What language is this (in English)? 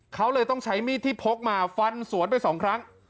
Thai